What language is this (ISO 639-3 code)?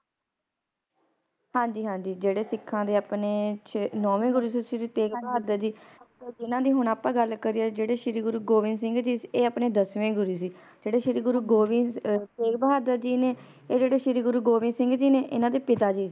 pan